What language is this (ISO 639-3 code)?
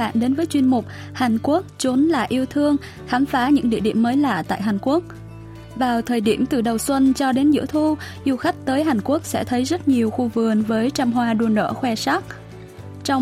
vie